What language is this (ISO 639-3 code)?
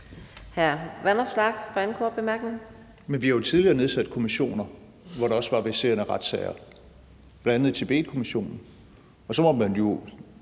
dan